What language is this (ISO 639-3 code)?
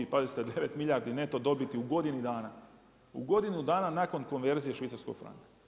hrv